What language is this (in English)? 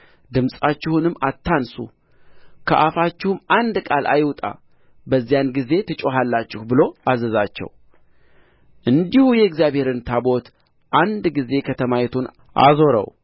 Amharic